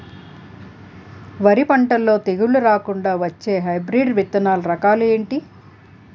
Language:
Telugu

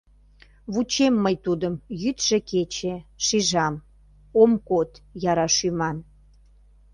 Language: Mari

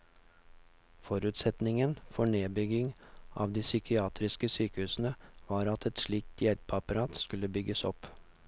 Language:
Norwegian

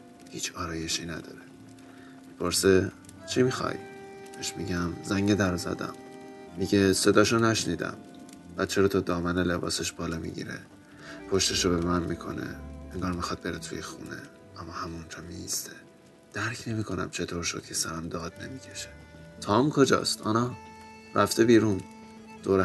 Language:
Persian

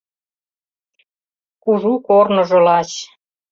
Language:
Mari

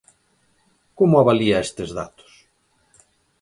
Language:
Galician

